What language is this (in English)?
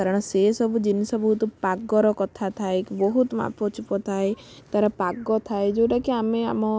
Odia